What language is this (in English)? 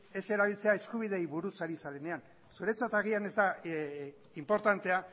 Basque